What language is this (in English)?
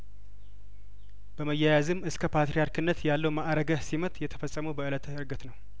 Amharic